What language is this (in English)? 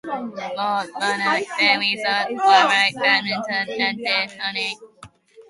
Welsh